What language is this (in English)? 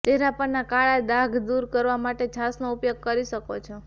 Gujarati